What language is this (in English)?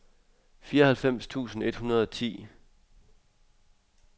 Danish